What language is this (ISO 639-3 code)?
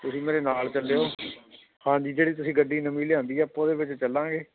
pan